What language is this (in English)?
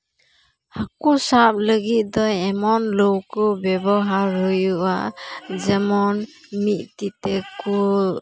Santali